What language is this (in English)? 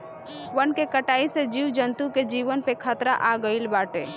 Bhojpuri